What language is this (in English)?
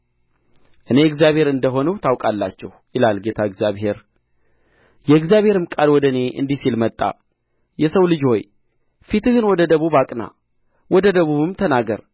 Amharic